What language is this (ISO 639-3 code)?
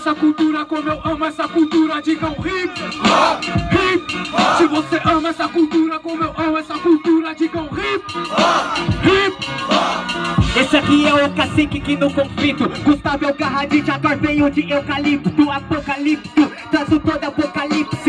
por